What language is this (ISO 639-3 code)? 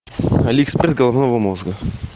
rus